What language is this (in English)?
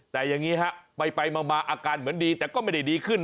Thai